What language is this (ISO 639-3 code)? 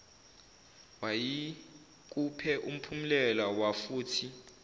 zul